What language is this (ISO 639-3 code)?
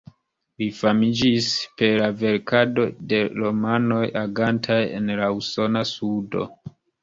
epo